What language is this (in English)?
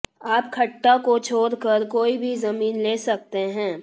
Hindi